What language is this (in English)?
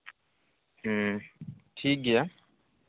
Santali